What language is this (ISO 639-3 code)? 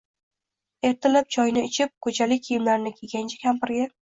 uzb